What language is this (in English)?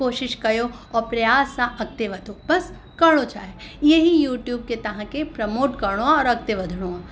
Sindhi